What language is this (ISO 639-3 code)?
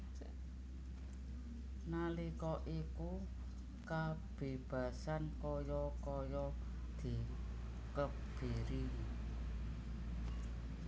jav